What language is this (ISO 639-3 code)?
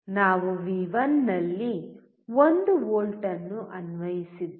kan